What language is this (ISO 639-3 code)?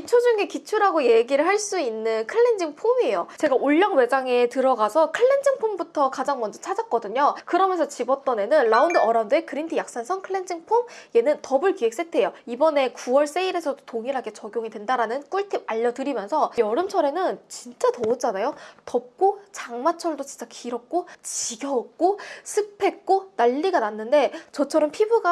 kor